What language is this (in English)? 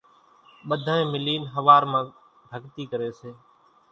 Kachi Koli